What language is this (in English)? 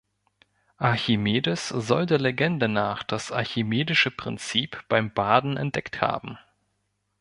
German